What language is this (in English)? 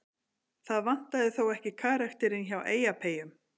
Icelandic